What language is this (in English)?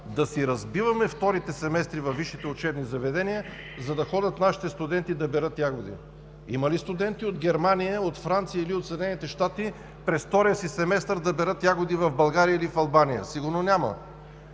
Bulgarian